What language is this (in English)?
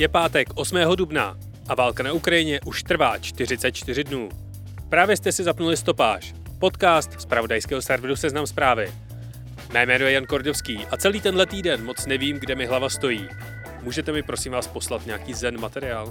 Czech